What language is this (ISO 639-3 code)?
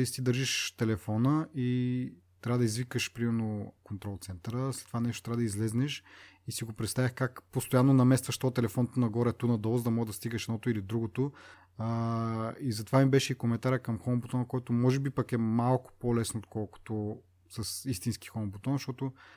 bul